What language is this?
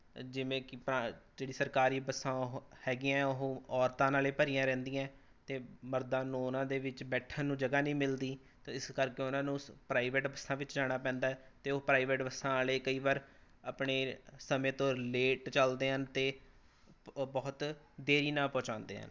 Punjabi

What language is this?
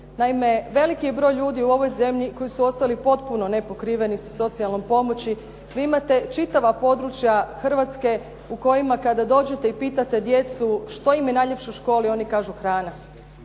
Croatian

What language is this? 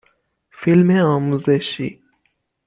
Persian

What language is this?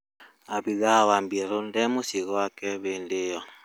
Kikuyu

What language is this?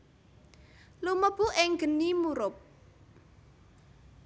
Javanese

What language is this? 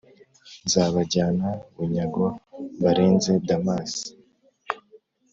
Kinyarwanda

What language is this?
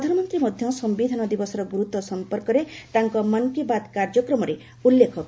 Odia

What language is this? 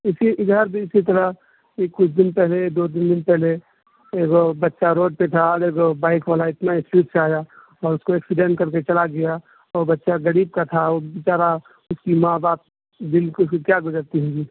Urdu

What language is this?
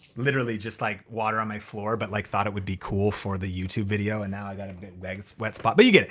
English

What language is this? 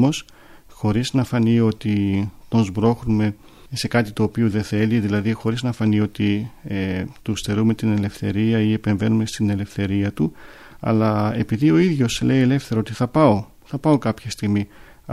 Greek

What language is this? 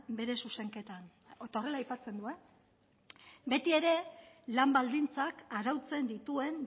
Basque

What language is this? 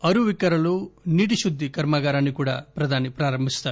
Telugu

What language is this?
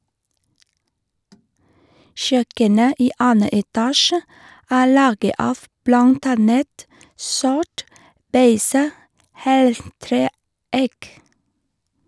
Norwegian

